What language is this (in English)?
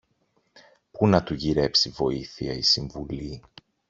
Greek